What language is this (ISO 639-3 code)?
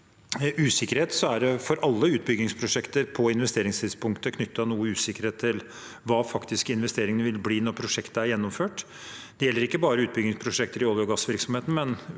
nor